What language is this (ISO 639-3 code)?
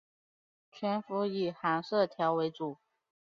zho